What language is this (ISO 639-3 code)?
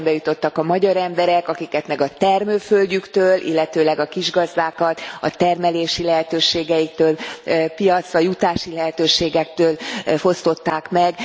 hun